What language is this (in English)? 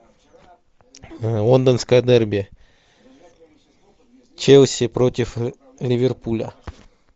Russian